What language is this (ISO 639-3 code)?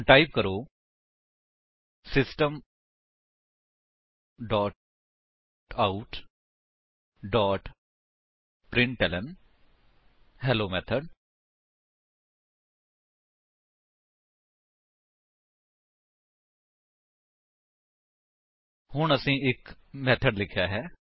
pan